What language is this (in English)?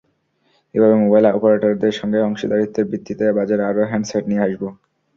Bangla